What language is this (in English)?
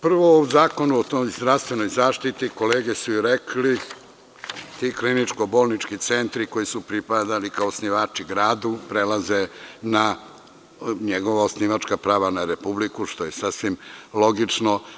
Serbian